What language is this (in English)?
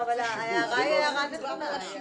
Hebrew